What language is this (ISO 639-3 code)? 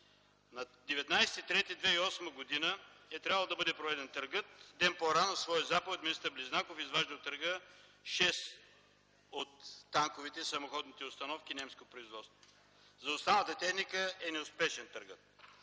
bul